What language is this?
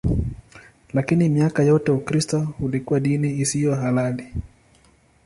Swahili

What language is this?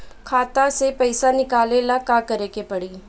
Bhojpuri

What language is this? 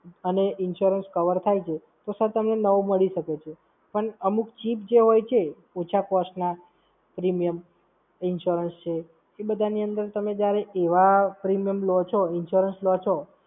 Gujarati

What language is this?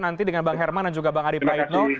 Indonesian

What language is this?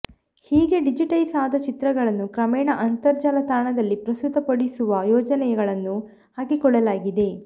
Kannada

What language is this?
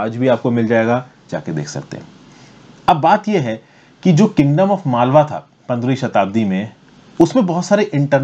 Hindi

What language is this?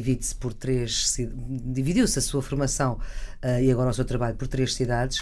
Portuguese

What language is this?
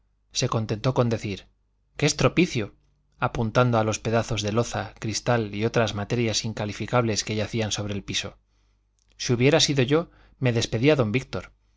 Spanish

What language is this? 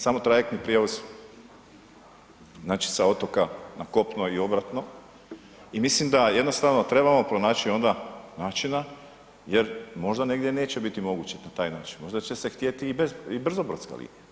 Croatian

